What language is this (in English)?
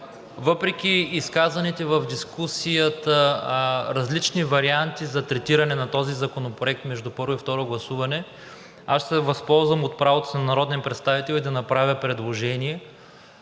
Bulgarian